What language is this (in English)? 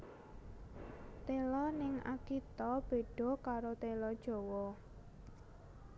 Javanese